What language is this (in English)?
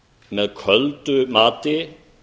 Icelandic